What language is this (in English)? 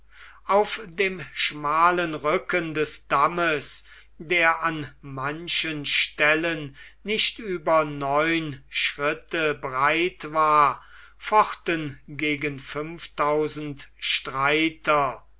German